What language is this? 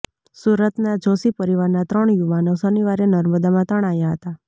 Gujarati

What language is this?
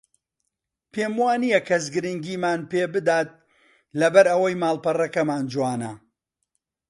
Central Kurdish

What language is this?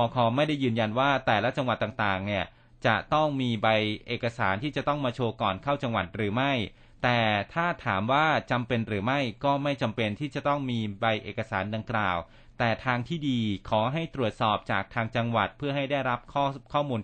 Thai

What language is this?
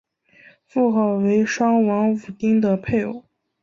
Chinese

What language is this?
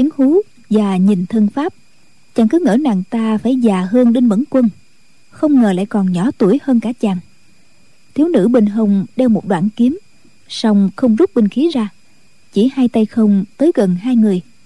Vietnamese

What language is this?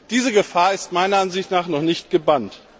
German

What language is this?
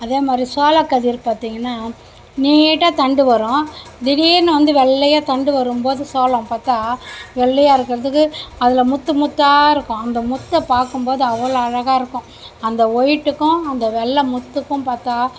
Tamil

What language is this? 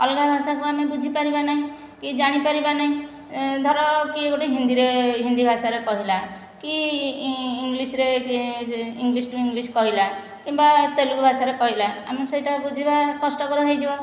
Odia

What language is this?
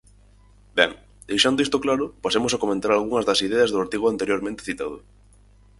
Galician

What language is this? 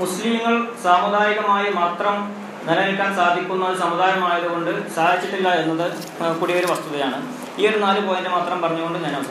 Malayalam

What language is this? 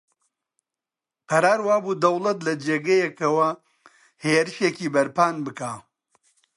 Central Kurdish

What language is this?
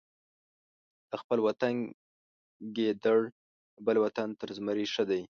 Pashto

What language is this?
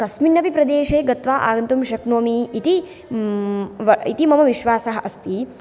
Sanskrit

